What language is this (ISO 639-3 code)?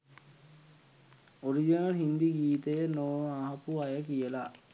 sin